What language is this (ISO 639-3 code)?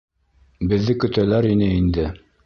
bak